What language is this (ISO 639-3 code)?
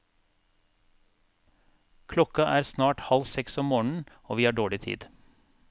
nor